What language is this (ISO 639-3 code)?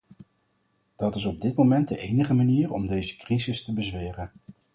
nld